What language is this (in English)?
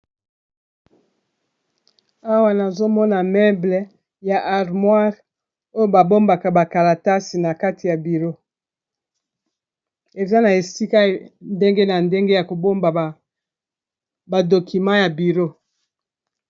Lingala